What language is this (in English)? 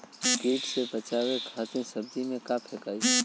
Bhojpuri